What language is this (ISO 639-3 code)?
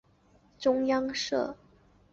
zho